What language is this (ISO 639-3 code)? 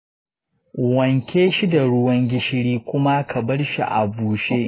hau